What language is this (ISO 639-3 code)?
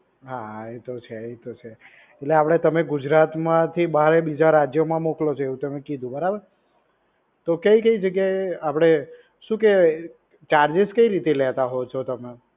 guj